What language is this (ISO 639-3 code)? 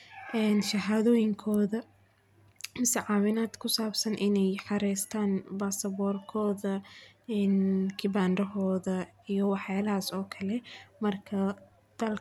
som